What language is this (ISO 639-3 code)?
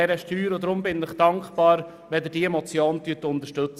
gsw